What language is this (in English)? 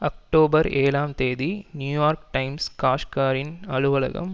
Tamil